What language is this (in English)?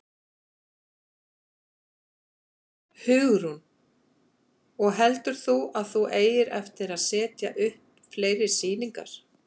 Icelandic